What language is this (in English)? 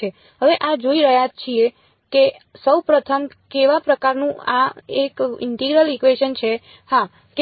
Gujarati